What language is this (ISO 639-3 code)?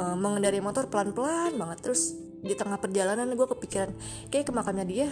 ind